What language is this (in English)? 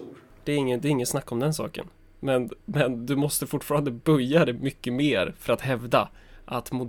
Swedish